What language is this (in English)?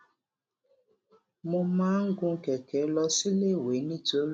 Yoruba